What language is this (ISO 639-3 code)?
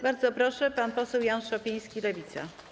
pol